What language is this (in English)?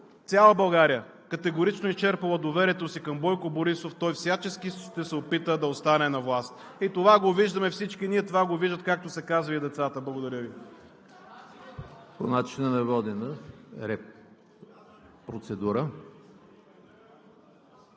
Bulgarian